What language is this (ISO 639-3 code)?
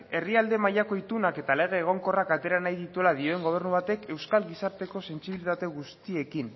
eus